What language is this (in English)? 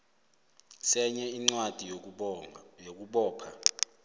South Ndebele